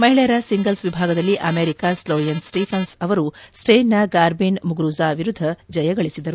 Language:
Kannada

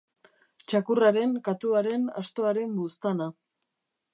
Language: Basque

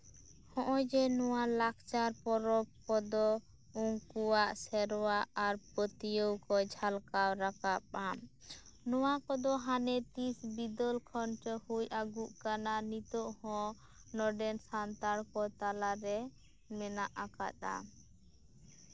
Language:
Santali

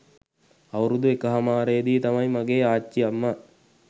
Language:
Sinhala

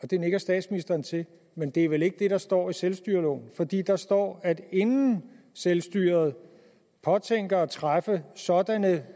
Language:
Danish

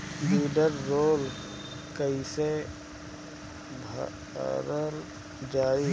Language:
Bhojpuri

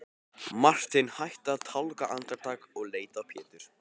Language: Icelandic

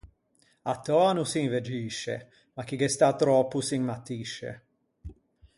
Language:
Ligurian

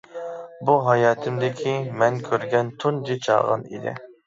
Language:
Uyghur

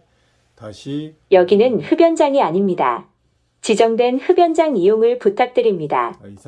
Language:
Korean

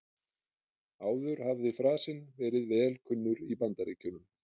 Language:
Icelandic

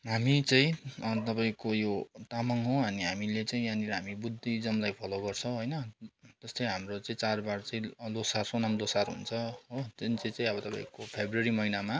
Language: Nepali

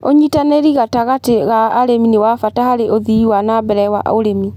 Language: Kikuyu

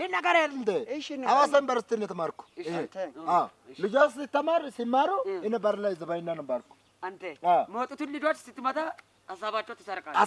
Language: Amharic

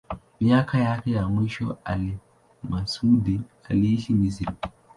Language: Swahili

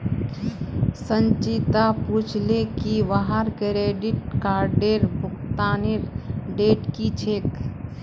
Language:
Magahi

